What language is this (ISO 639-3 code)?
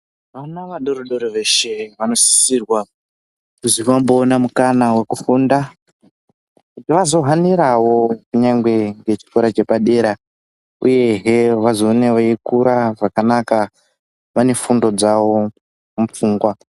ndc